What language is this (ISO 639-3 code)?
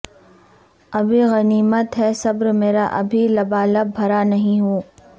urd